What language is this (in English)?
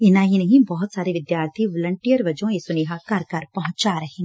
Punjabi